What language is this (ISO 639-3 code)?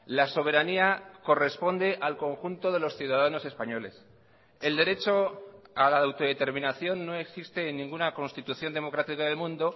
spa